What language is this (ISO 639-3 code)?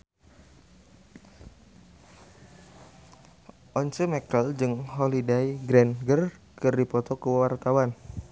sun